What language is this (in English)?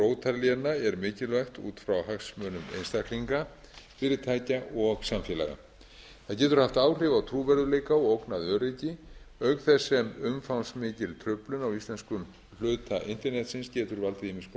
Icelandic